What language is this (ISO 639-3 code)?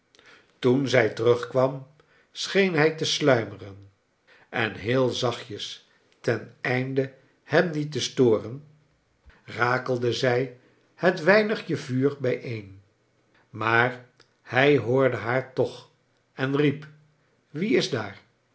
nld